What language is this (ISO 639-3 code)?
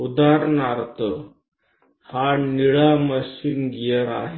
mar